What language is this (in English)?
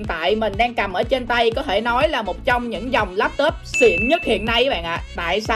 Vietnamese